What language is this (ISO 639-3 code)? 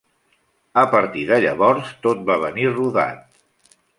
cat